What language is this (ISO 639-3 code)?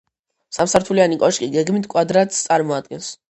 kat